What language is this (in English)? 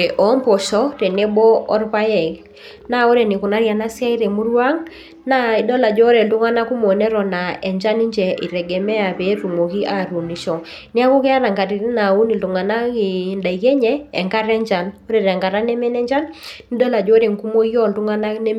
Masai